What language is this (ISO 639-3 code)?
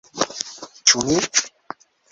epo